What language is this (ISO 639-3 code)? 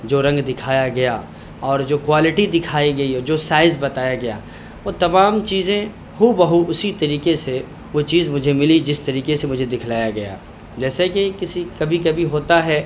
urd